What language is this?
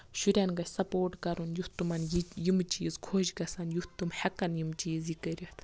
Kashmiri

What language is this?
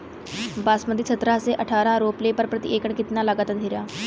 Bhojpuri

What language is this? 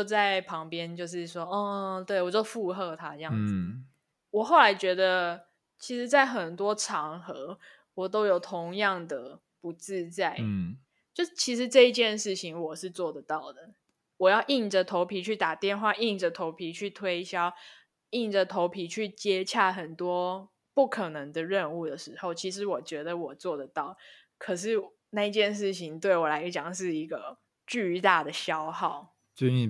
Chinese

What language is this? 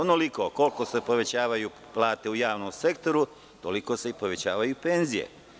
Serbian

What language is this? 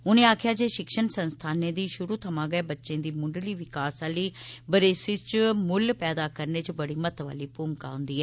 Dogri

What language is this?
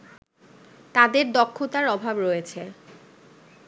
Bangla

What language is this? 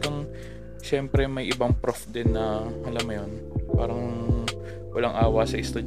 Filipino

